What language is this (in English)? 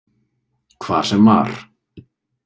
Icelandic